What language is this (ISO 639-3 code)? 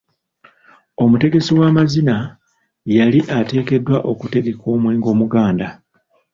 lug